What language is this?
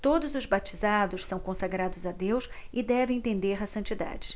Portuguese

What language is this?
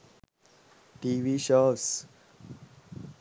Sinhala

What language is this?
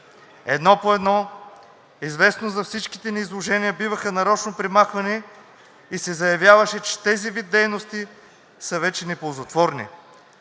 Bulgarian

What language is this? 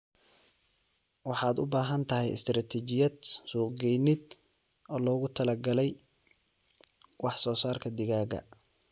Somali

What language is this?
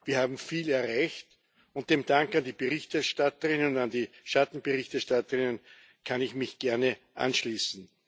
German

